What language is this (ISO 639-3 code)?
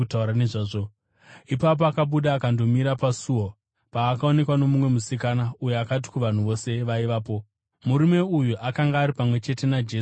sna